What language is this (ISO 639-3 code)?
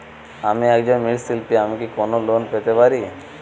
ben